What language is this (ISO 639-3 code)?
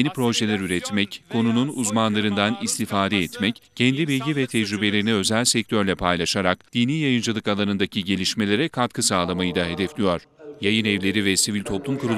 tur